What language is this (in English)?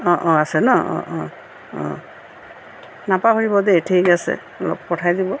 Assamese